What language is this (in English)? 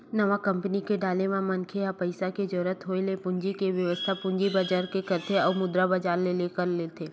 Chhattisgarhi